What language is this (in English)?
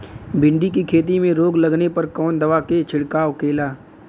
Bhojpuri